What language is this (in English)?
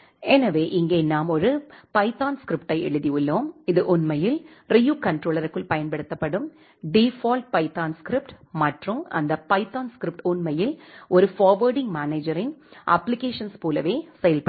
Tamil